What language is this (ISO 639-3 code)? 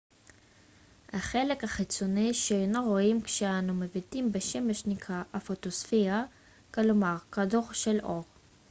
heb